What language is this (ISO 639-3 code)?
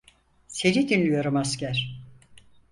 tur